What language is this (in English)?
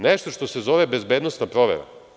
Serbian